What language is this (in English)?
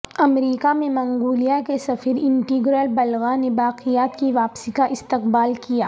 Urdu